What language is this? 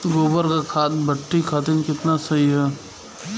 Bhojpuri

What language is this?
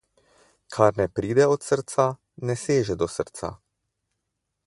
Slovenian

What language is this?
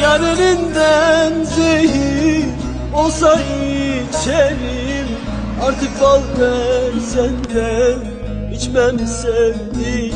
Turkish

